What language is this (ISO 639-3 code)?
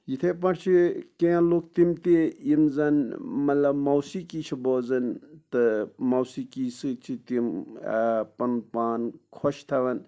kas